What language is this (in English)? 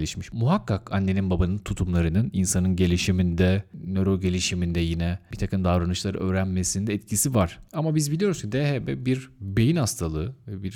Turkish